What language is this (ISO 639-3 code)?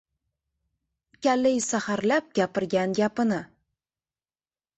uzb